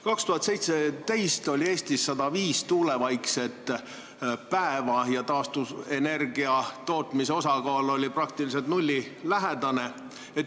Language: Estonian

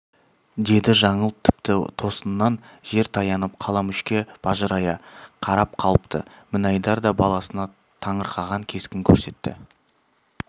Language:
Kazakh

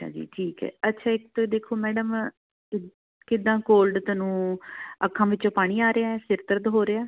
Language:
Punjabi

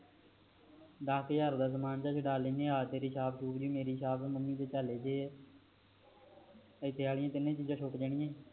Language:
Punjabi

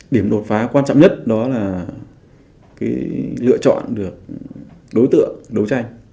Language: Vietnamese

